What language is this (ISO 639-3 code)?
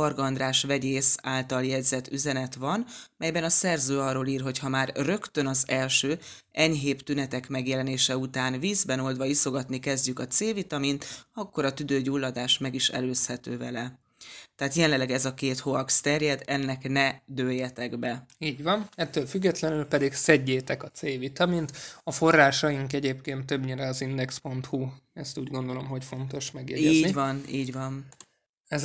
hun